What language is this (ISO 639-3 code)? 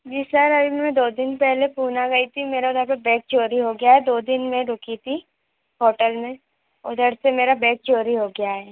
hin